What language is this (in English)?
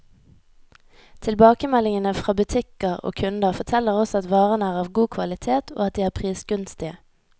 Norwegian